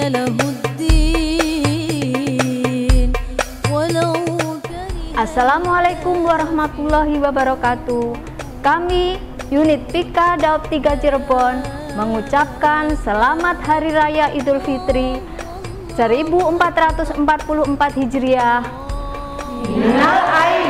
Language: Arabic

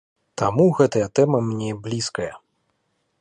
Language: Belarusian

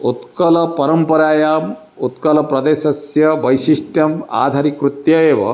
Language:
Sanskrit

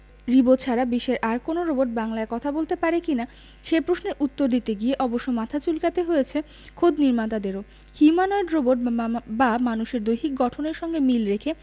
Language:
Bangla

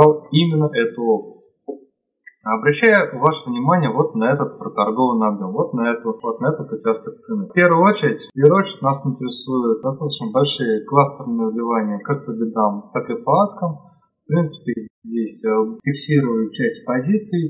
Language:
Russian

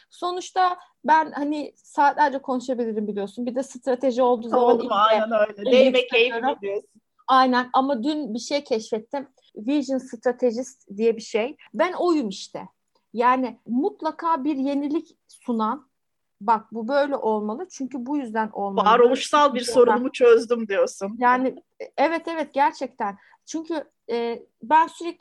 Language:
Turkish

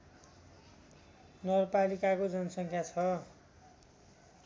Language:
Nepali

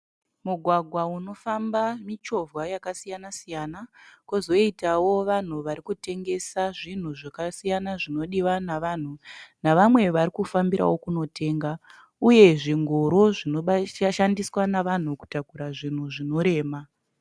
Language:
Shona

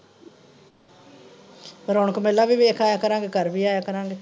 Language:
Punjabi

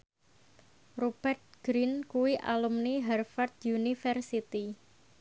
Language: Javanese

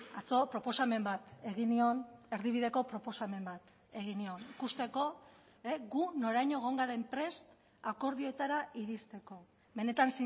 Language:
Basque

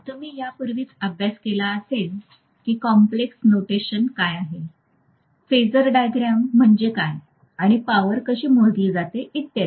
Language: Marathi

